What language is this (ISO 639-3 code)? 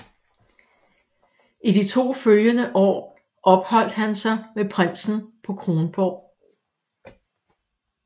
dan